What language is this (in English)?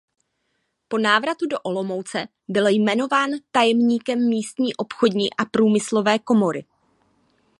Czech